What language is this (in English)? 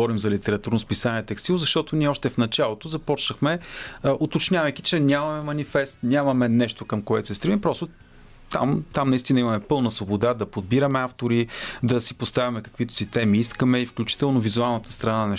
Bulgarian